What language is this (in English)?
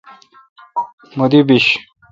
Kalkoti